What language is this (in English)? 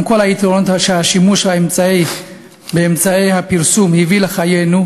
Hebrew